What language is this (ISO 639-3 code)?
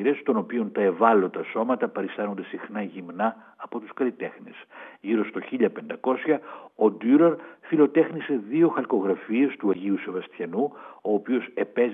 ell